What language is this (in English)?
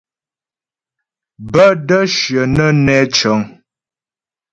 Ghomala